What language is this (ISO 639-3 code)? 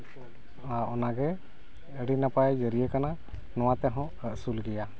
sat